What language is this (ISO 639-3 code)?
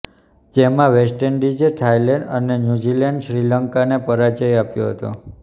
guj